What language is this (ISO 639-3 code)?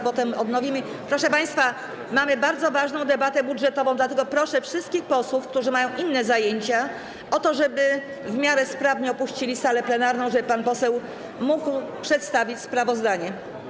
pol